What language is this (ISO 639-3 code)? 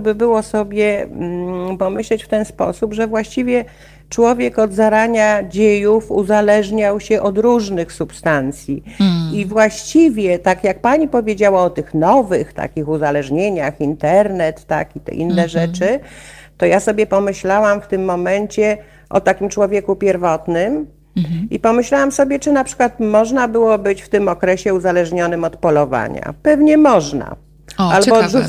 pol